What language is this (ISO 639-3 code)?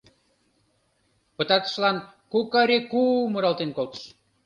chm